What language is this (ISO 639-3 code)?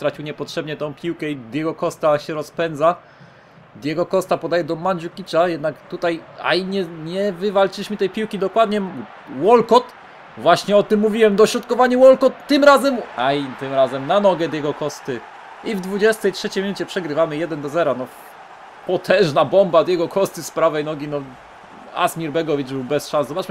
pol